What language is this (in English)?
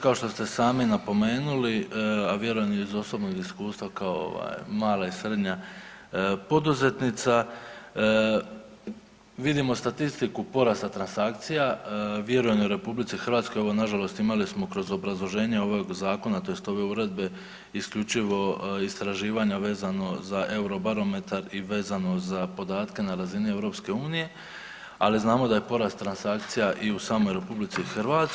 Croatian